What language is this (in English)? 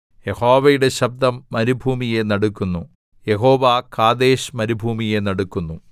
Malayalam